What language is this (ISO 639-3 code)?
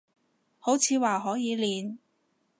yue